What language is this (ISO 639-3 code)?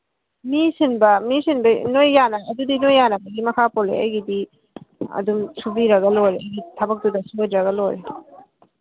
mni